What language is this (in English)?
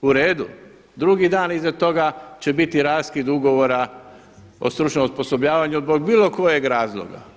Croatian